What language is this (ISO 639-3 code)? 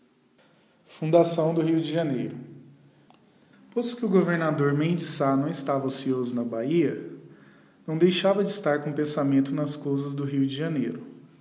por